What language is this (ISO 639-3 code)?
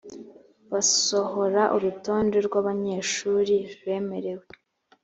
kin